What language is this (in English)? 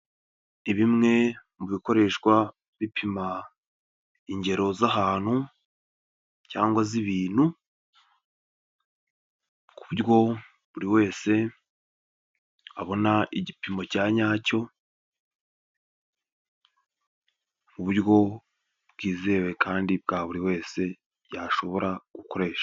Kinyarwanda